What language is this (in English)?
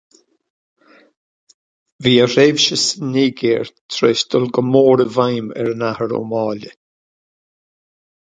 Irish